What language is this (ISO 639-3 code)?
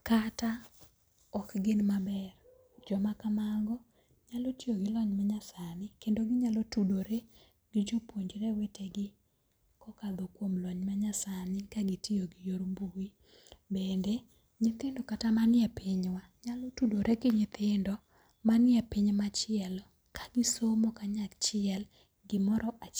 luo